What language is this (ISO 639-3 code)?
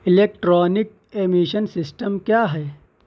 urd